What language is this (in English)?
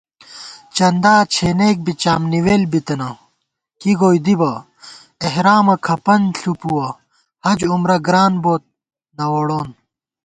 Gawar-Bati